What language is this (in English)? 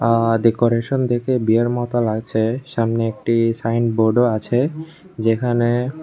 Bangla